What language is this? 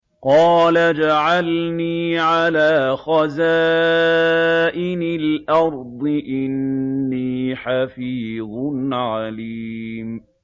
Arabic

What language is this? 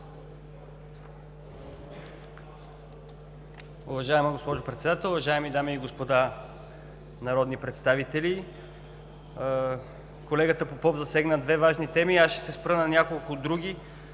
Bulgarian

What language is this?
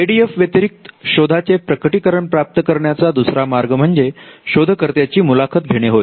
Marathi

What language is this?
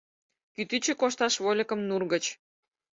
Mari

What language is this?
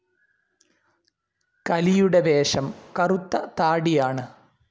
Malayalam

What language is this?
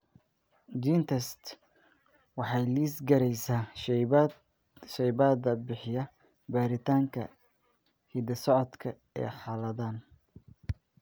Somali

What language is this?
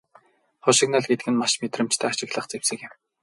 Mongolian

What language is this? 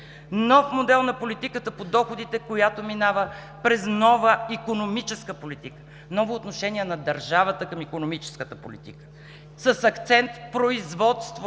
Bulgarian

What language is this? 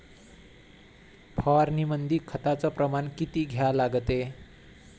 Marathi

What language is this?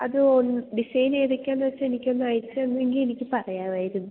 Malayalam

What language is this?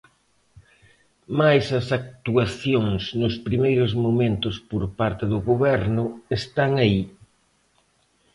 Galician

